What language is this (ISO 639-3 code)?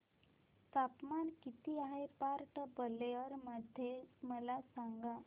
mar